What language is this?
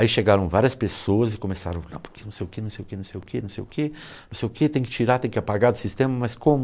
Portuguese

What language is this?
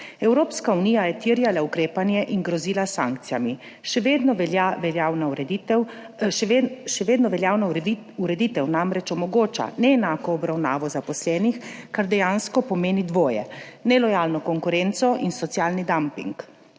Slovenian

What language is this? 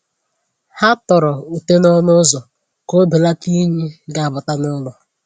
Igbo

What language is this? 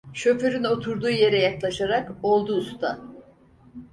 Turkish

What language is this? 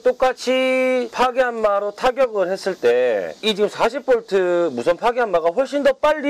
Korean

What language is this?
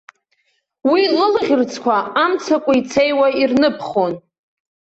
Abkhazian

